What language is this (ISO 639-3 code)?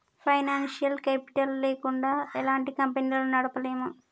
tel